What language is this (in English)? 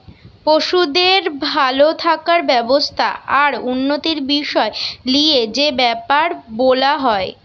Bangla